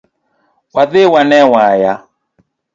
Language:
Luo (Kenya and Tanzania)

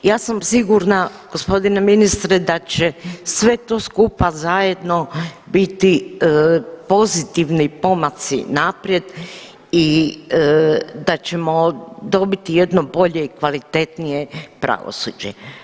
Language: Croatian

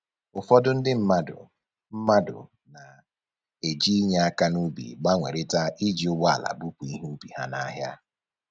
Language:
Igbo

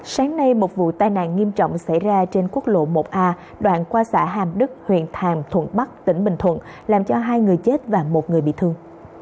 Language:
Vietnamese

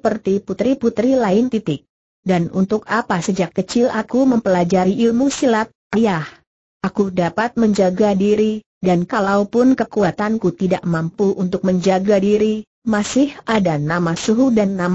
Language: Indonesian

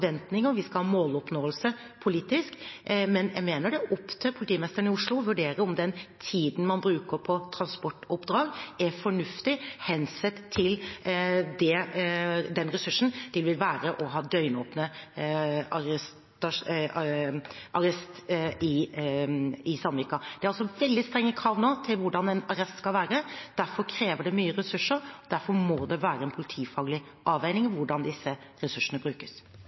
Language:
Norwegian Bokmål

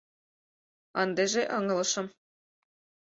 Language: Mari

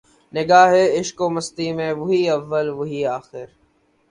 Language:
Urdu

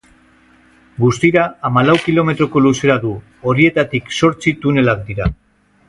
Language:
Basque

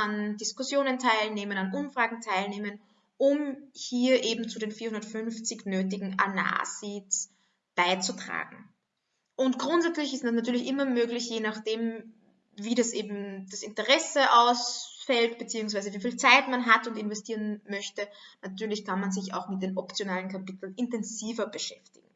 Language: German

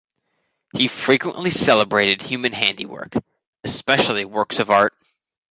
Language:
English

